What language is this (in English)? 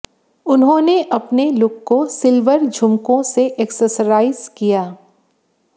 Hindi